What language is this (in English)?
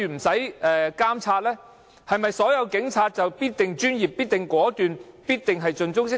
Cantonese